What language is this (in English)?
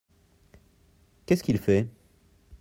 French